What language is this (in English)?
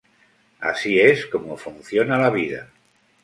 Spanish